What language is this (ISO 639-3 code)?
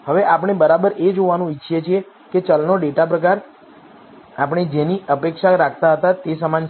guj